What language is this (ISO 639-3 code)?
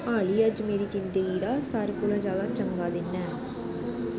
doi